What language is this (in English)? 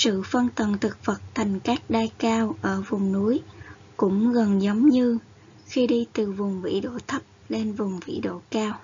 Vietnamese